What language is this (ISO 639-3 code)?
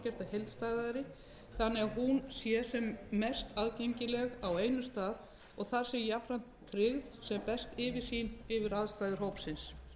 isl